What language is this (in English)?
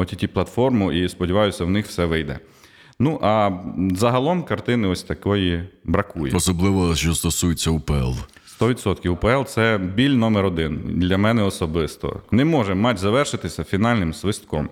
Ukrainian